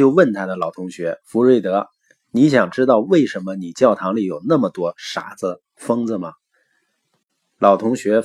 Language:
Chinese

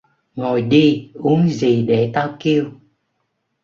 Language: Vietnamese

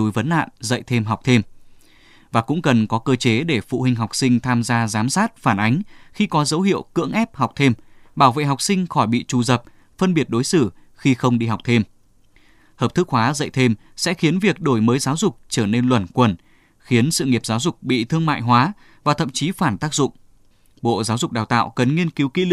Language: Vietnamese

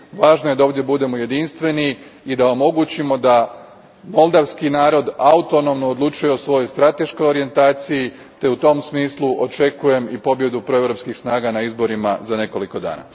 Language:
Croatian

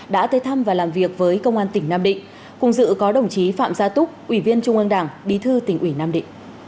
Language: Vietnamese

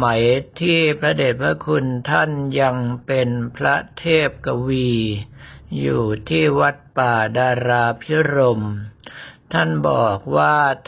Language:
Thai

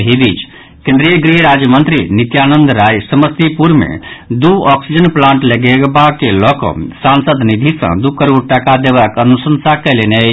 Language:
Maithili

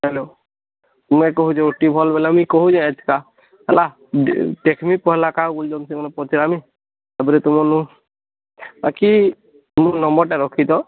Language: Odia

